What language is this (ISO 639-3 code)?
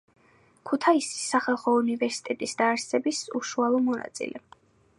kat